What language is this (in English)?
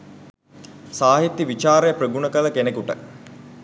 Sinhala